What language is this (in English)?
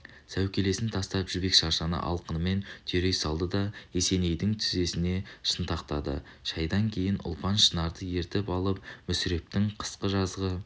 Kazakh